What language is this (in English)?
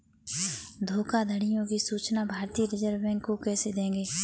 Hindi